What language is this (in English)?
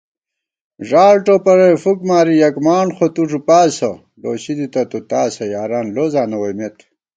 Gawar-Bati